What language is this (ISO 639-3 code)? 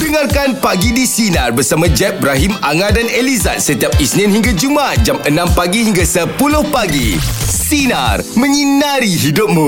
msa